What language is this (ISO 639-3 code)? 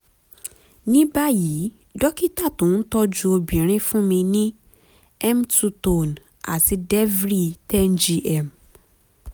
yor